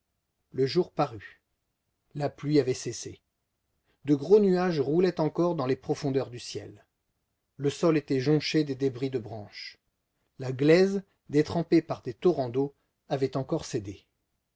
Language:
French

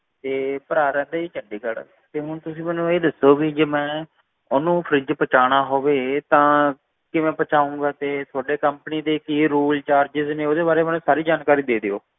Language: Punjabi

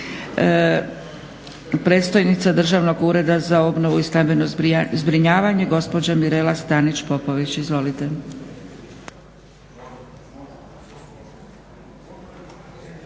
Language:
Croatian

